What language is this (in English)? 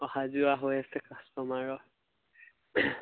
Assamese